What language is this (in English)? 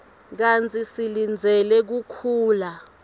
Swati